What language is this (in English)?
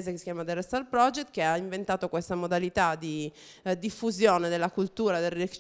Italian